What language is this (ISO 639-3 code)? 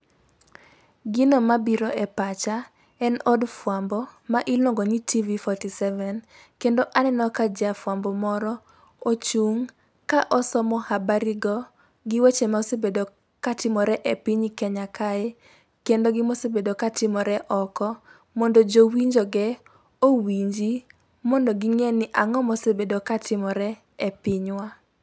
luo